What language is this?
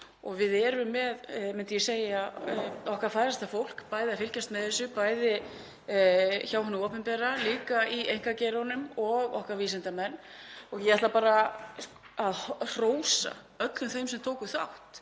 Icelandic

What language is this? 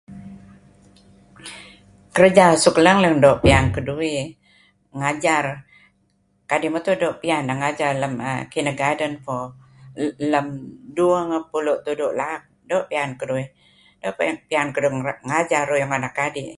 Kelabit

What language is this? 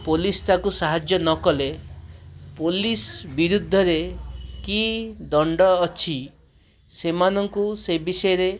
Odia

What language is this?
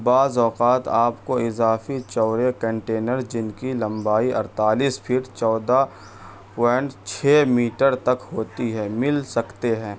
Urdu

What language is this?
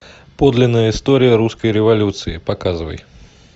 Russian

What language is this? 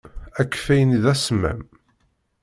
Kabyle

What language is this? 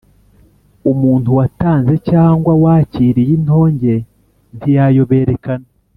Kinyarwanda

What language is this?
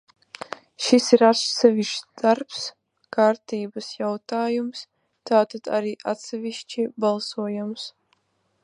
Latvian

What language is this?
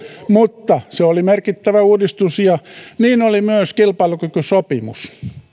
Finnish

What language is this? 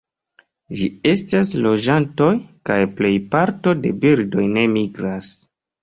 Esperanto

